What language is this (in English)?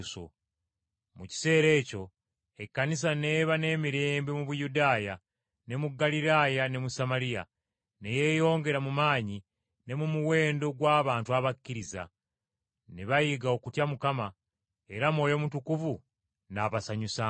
Ganda